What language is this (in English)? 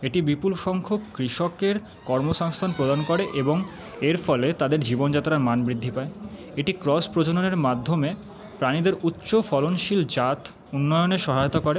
Bangla